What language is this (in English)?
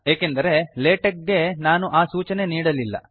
Kannada